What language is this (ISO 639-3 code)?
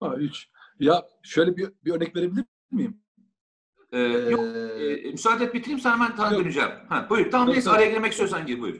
tur